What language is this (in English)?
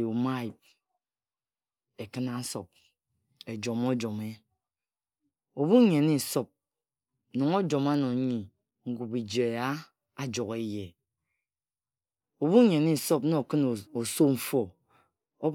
Ejagham